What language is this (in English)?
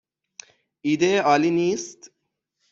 Persian